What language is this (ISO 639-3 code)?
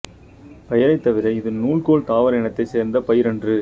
tam